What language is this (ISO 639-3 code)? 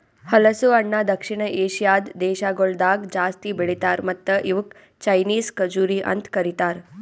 kan